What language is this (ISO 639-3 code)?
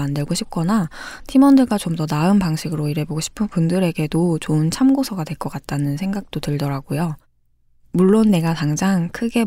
kor